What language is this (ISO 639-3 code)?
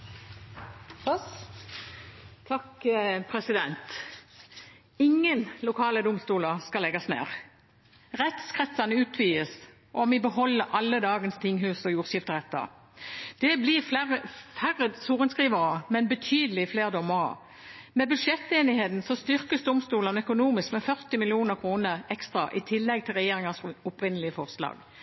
nob